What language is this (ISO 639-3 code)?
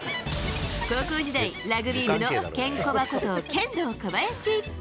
jpn